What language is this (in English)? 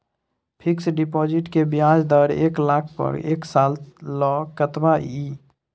Maithili